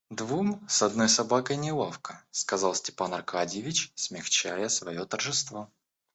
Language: Russian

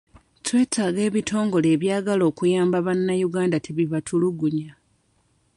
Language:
Ganda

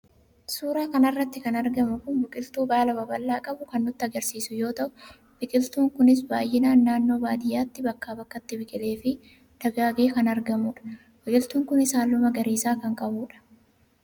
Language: Oromo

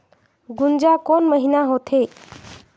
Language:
Chhattisgarhi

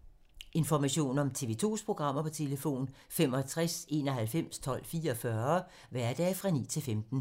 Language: Danish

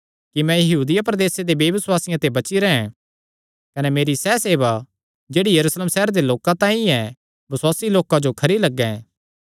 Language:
Kangri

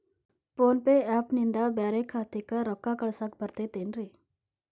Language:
Kannada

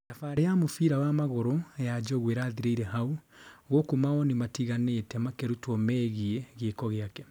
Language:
Kikuyu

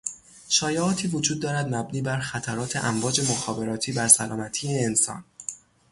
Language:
Persian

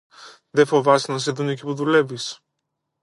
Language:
Greek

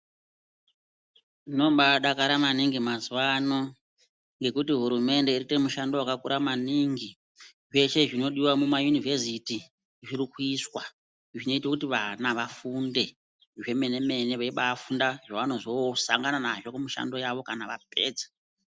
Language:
Ndau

